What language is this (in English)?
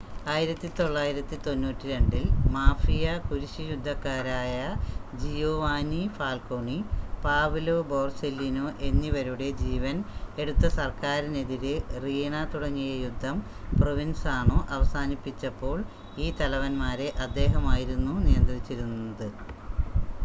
Malayalam